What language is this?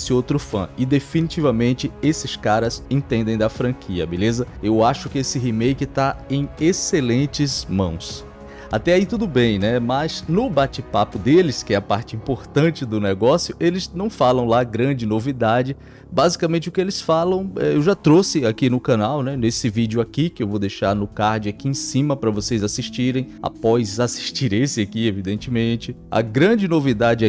Portuguese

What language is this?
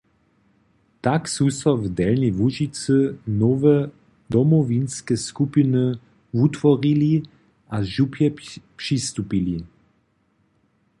Upper Sorbian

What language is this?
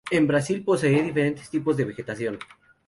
Spanish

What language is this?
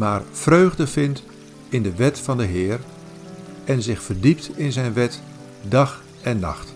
Dutch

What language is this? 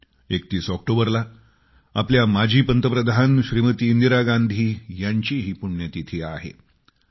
Marathi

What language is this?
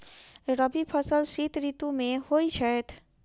Maithili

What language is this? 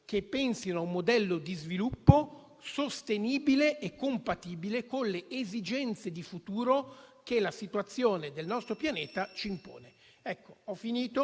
Italian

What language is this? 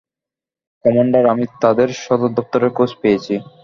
Bangla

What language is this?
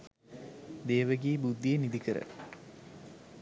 Sinhala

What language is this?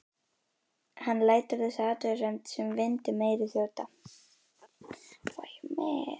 Icelandic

